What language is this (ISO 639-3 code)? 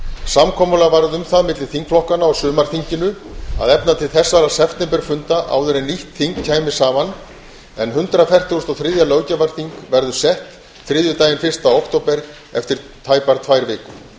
isl